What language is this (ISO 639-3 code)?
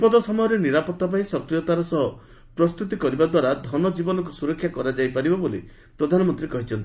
ori